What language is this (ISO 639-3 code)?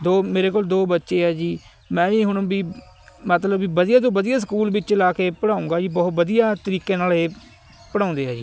pan